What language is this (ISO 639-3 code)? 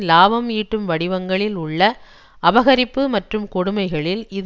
tam